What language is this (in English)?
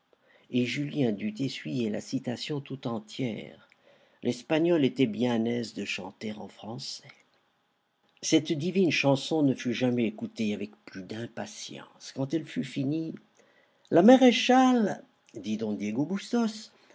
French